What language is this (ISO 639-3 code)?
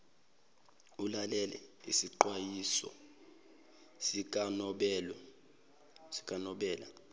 zul